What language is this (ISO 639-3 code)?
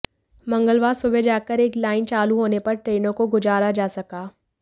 hin